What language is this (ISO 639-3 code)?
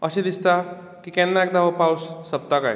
kok